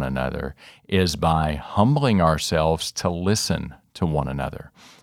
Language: English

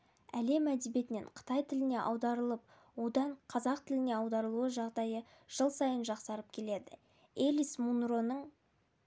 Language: Kazakh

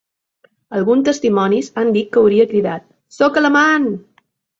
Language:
Catalan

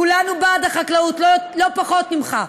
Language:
Hebrew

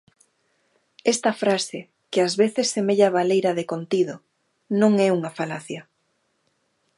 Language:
Galician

